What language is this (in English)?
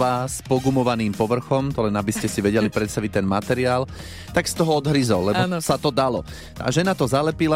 Slovak